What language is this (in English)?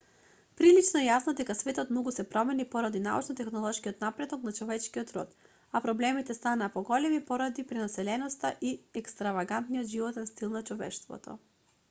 Macedonian